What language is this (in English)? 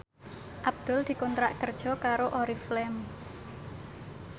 Javanese